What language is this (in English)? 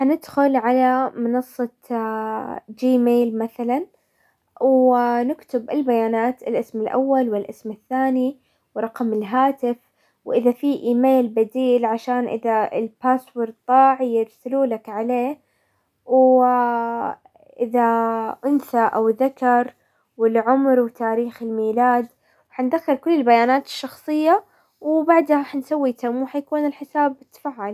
Hijazi Arabic